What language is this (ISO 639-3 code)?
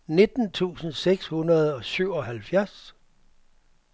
dan